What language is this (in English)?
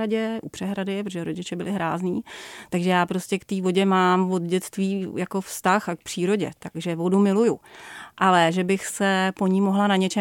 Czech